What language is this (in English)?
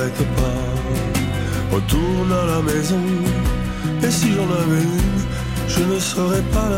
French